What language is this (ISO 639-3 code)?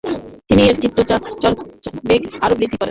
ben